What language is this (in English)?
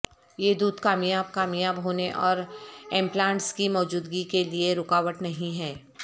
Urdu